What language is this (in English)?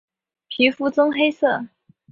Chinese